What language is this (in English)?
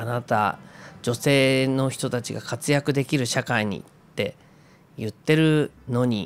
Japanese